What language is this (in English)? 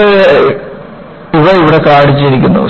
Malayalam